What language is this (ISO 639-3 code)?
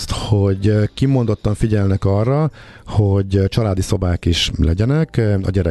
hun